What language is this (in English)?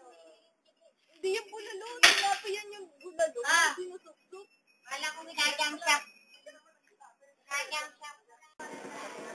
Filipino